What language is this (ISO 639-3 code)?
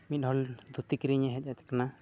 sat